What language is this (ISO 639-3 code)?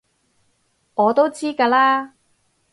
yue